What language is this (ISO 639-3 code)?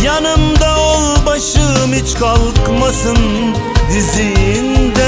tur